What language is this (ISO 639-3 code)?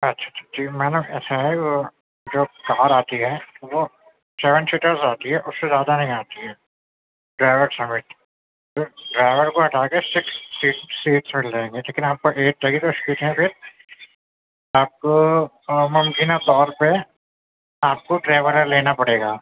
urd